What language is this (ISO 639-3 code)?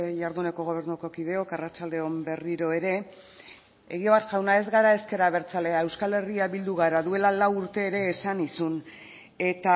eus